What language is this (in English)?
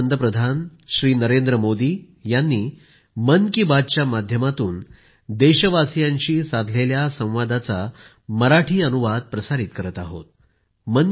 Marathi